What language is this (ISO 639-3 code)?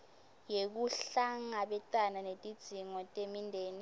ssw